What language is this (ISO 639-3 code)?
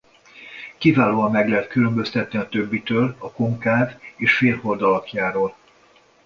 hun